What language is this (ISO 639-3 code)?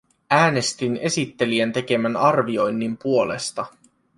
fin